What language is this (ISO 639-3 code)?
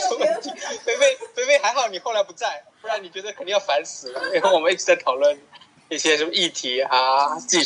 zho